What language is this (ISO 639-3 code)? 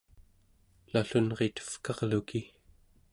esu